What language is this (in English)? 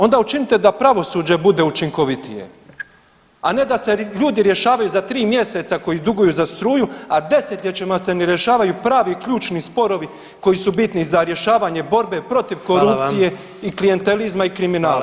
Croatian